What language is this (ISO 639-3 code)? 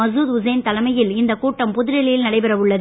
tam